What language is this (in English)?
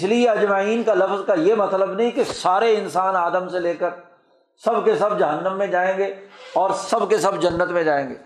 Urdu